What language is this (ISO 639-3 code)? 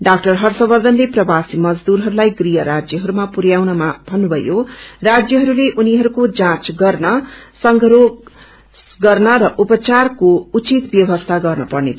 nep